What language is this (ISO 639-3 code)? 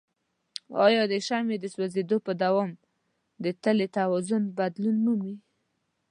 pus